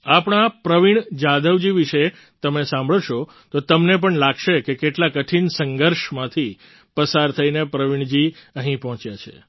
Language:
Gujarati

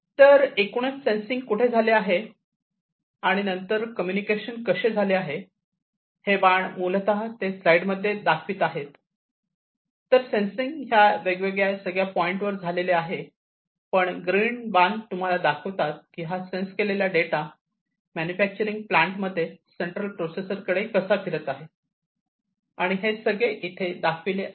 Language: Marathi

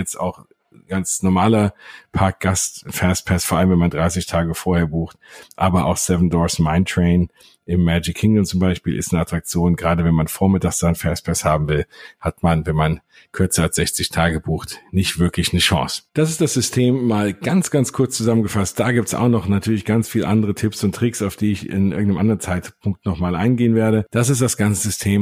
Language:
German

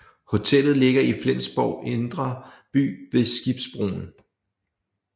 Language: Danish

